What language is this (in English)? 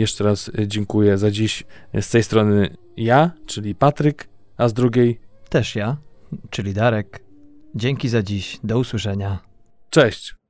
Polish